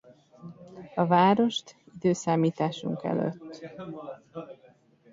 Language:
Hungarian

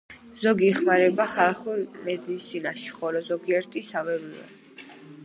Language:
Georgian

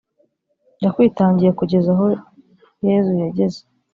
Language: Kinyarwanda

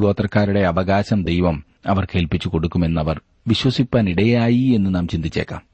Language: Malayalam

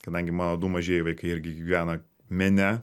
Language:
Lithuanian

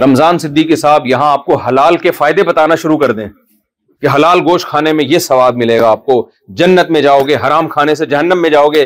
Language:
Urdu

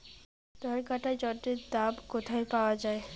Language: Bangla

